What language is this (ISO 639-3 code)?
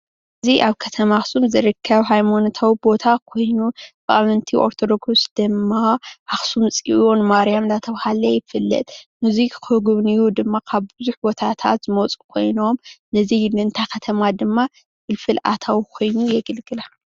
tir